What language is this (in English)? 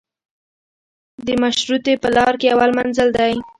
Pashto